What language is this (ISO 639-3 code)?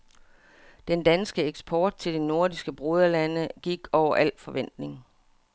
dan